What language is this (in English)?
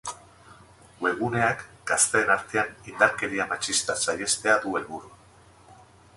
Basque